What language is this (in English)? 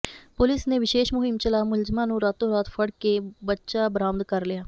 Punjabi